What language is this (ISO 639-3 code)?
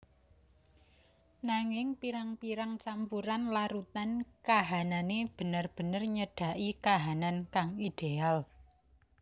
jav